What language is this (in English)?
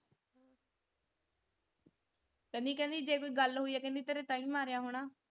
Punjabi